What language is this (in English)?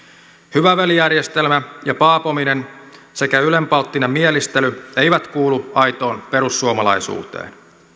Finnish